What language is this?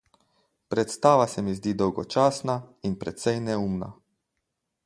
Slovenian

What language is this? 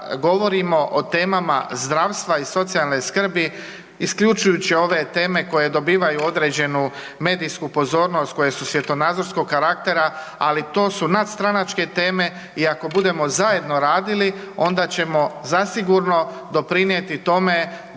Croatian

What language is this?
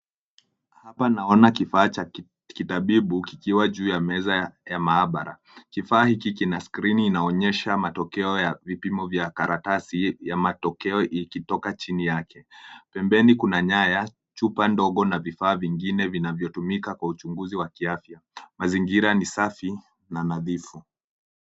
Swahili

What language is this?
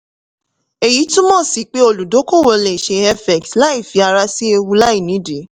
Yoruba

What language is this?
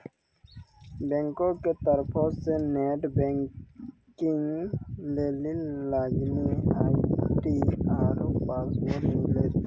Maithili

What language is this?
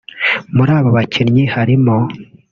Kinyarwanda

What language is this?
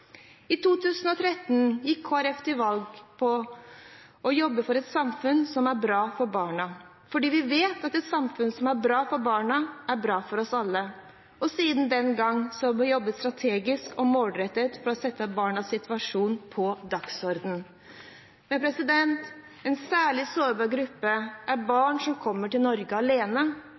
Norwegian Bokmål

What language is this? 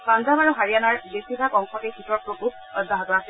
Assamese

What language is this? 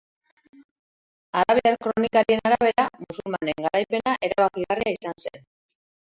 Basque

